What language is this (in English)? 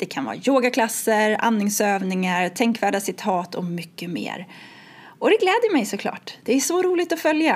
Swedish